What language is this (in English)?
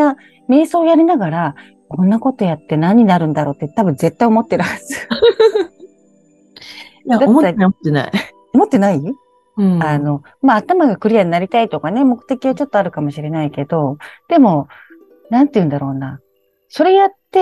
Japanese